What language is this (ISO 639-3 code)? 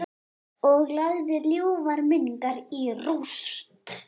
isl